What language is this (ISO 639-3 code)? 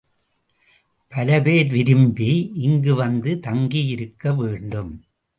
tam